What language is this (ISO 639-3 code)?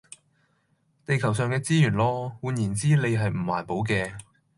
yue